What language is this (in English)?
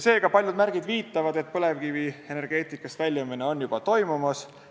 Estonian